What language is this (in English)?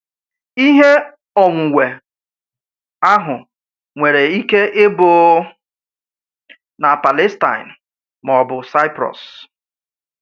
Igbo